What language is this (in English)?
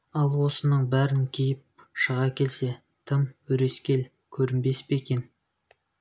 Kazakh